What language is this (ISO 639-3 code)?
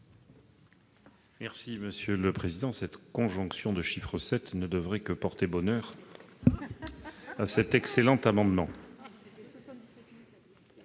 fra